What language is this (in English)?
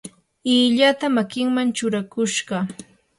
Yanahuanca Pasco Quechua